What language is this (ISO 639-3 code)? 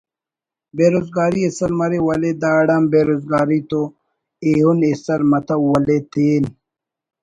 brh